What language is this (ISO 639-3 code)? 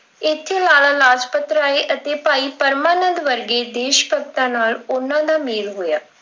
pan